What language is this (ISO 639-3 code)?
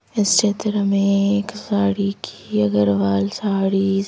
hin